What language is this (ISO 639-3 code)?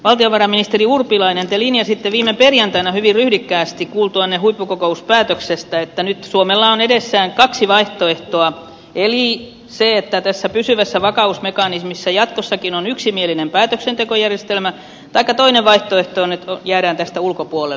fin